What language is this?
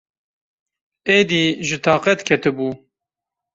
Kurdish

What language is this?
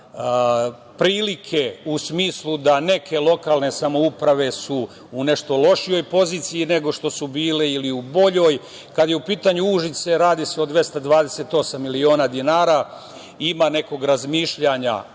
Serbian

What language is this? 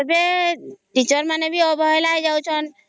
Odia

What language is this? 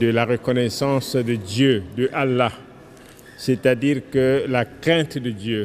French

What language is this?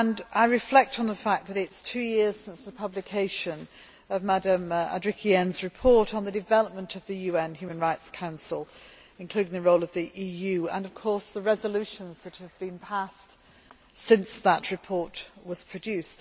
English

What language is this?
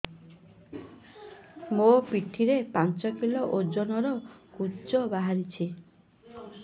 Odia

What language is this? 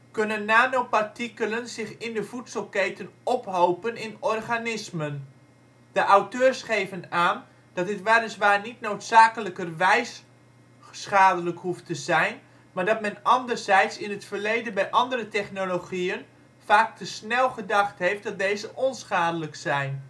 Dutch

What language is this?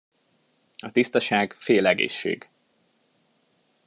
Hungarian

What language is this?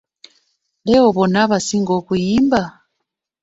Ganda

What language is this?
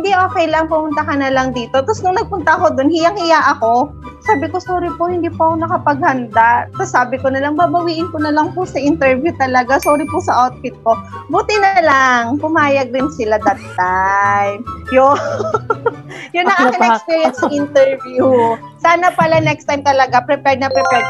Filipino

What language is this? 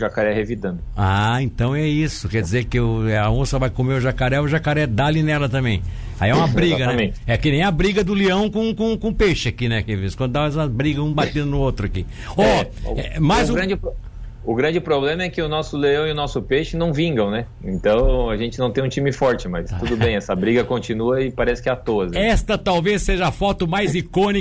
Portuguese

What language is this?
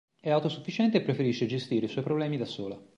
Italian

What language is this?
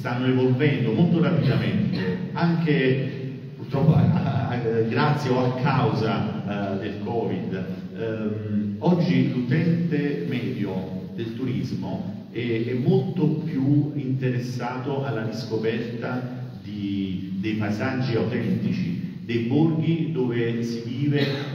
Italian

